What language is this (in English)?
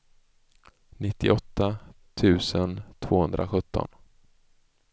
Swedish